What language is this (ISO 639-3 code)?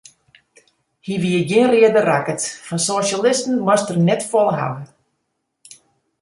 fry